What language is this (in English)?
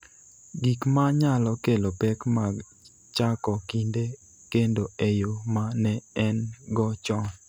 Luo (Kenya and Tanzania)